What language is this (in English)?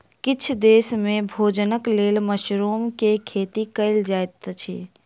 Maithili